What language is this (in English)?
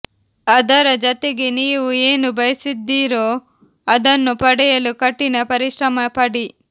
Kannada